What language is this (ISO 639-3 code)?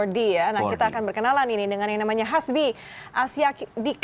ind